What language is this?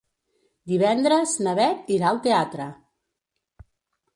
Catalan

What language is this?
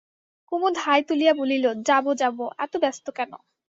Bangla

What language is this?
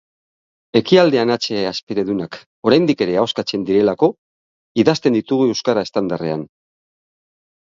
Basque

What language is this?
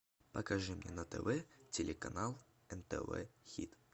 Russian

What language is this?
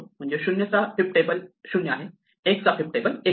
Marathi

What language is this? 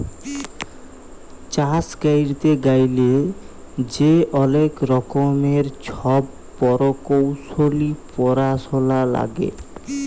Bangla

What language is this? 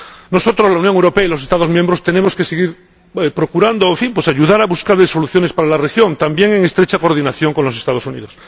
Spanish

